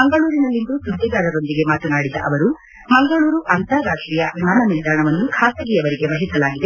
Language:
Kannada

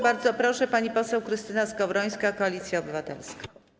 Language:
Polish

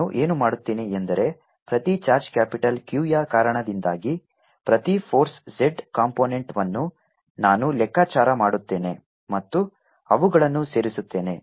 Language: Kannada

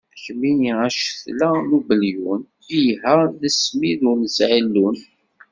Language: Kabyle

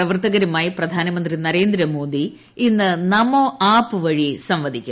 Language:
Malayalam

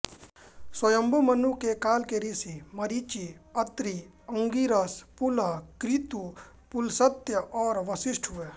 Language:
Hindi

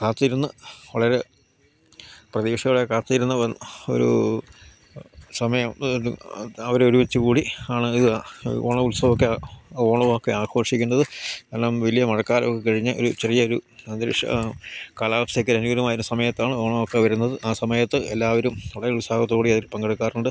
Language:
Malayalam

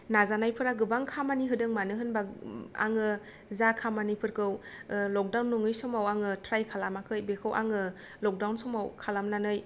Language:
Bodo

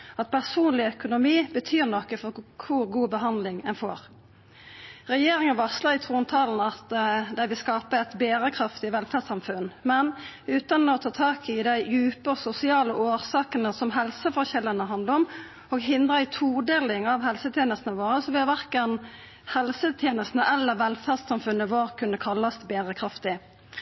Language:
Norwegian Nynorsk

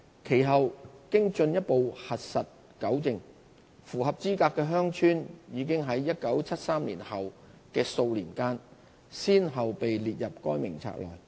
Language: Cantonese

